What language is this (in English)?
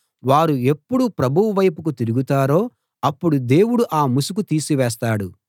Telugu